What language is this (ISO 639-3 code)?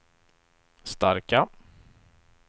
swe